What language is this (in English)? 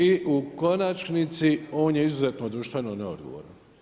Croatian